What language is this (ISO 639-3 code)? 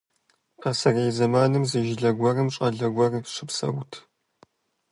kbd